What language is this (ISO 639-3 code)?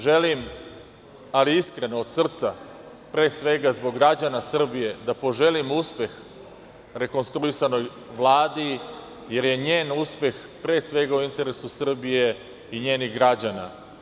srp